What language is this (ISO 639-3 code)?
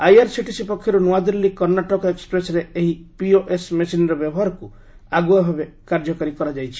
ori